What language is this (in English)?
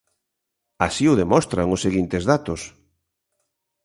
Galician